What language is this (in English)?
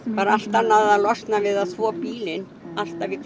Icelandic